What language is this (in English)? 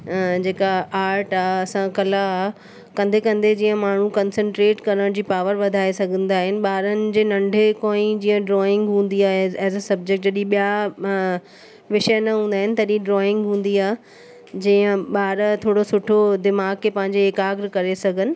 Sindhi